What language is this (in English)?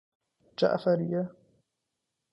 Persian